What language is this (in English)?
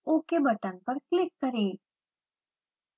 Hindi